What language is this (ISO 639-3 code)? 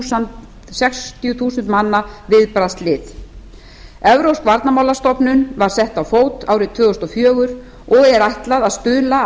isl